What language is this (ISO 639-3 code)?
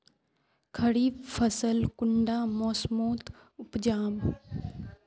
mag